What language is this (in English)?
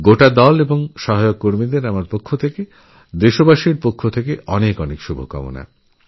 Bangla